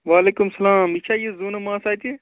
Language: Kashmiri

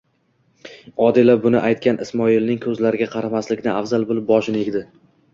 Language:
Uzbek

